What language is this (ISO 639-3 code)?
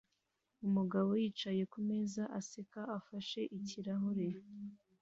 kin